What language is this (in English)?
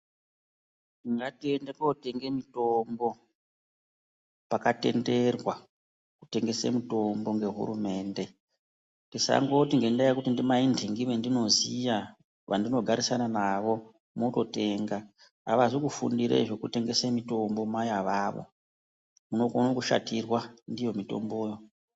Ndau